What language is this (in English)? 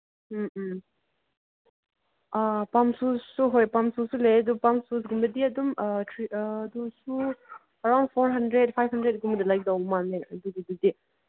Manipuri